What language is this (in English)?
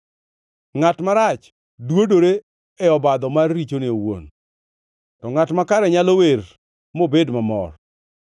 Luo (Kenya and Tanzania)